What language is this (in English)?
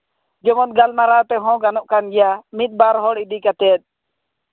Santali